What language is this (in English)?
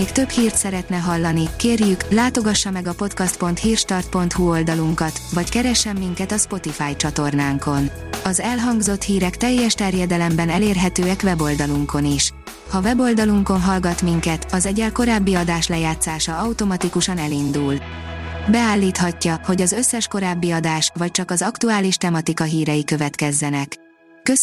Hungarian